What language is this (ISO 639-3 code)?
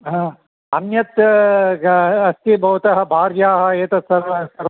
san